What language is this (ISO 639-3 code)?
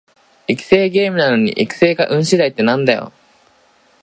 jpn